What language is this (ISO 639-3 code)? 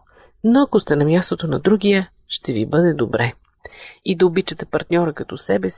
bul